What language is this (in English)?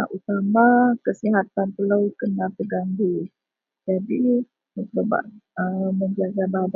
Central Melanau